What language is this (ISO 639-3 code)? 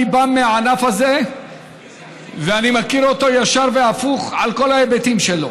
heb